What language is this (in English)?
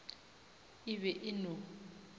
Northern Sotho